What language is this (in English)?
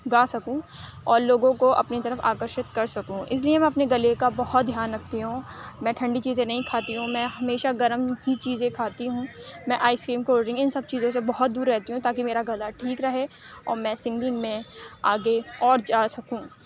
Urdu